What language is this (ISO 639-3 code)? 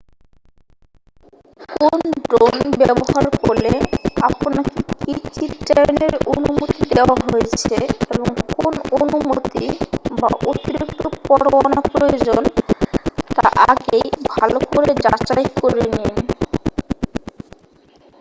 ben